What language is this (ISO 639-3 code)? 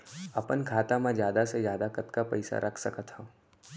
hne